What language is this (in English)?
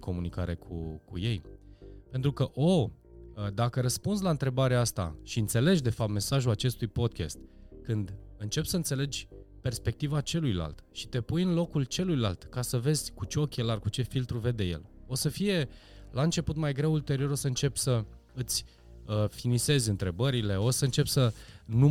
Romanian